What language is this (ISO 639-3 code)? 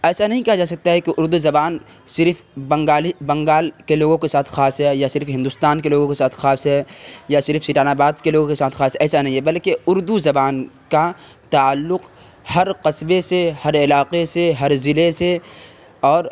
urd